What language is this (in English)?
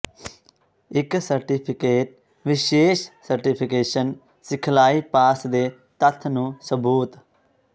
Punjabi